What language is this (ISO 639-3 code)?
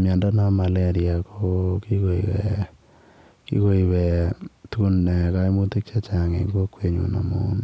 kln